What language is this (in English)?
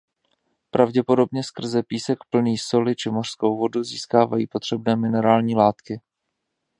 Czech